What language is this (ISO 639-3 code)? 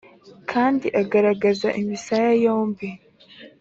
kin